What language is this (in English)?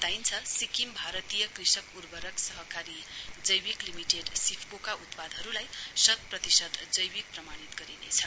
Nepali